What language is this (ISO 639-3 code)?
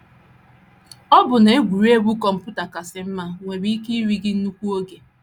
ibo